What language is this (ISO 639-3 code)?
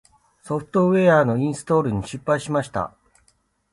jpn